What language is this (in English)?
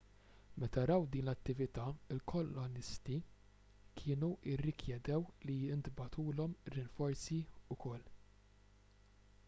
Maltese